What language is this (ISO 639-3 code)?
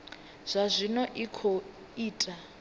ven